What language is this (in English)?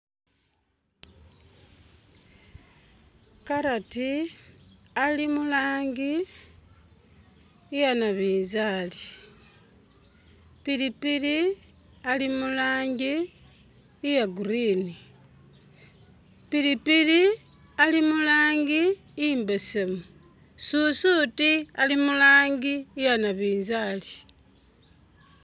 Masaaba